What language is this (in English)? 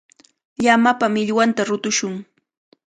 Cajatambo North Lima Quechua